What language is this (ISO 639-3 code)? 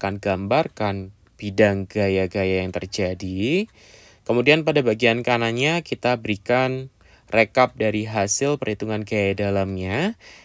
ind